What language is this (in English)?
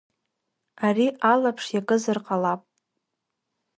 Abkhazian